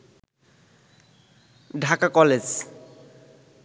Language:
Bangla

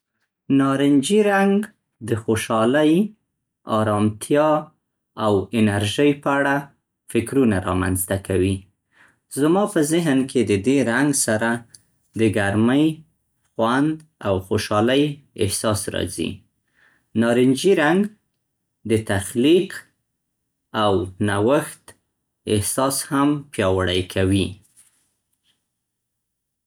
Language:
Central Pashto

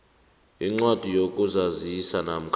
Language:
South Ndebele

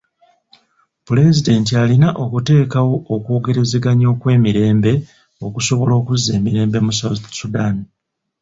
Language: Ganda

